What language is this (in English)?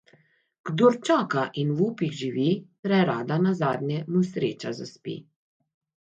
Slovenian